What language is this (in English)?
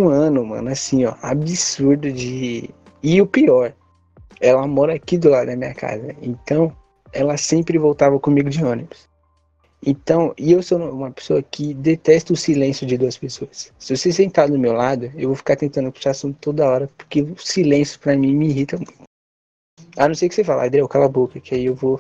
Portuguese